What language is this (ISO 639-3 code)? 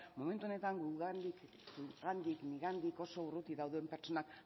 eus